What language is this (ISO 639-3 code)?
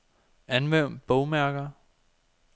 dan